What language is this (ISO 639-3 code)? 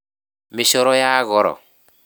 kik